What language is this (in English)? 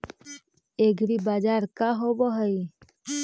Magahi